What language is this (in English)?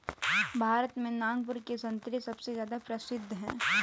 Hindi